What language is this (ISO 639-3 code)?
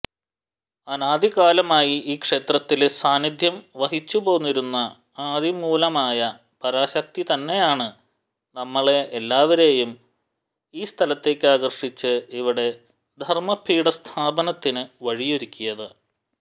mal